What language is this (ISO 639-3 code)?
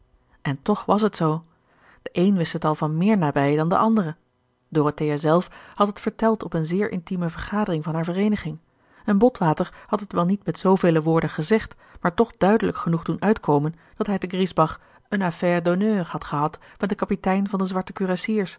nld